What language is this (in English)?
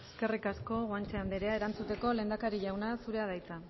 Basque